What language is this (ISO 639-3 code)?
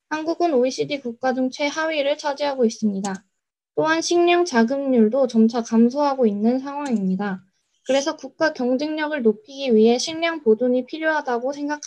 kor